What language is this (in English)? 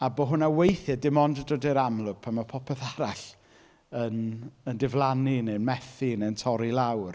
Welsh